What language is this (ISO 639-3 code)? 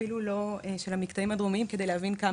heb